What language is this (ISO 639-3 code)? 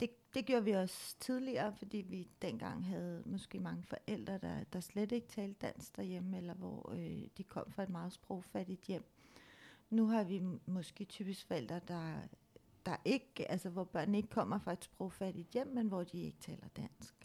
dan